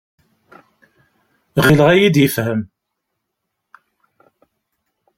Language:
Kabyle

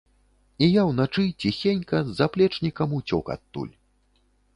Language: Belarusian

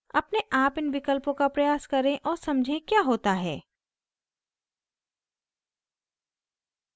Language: Hindi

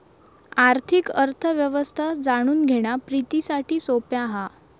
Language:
Marathi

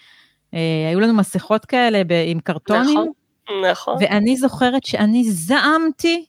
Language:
Hebrew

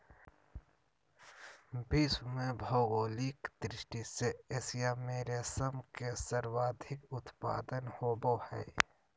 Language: Magahi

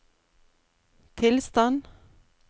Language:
Norwegian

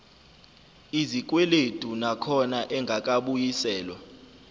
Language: Zulu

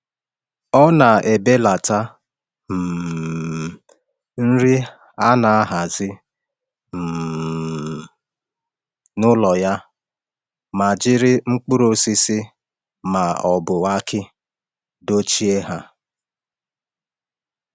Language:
Igbo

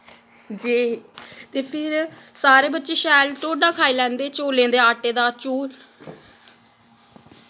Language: Dogri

